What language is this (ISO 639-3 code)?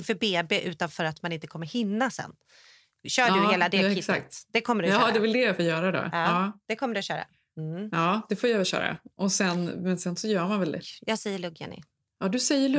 swe